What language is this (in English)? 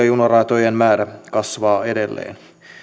Finnish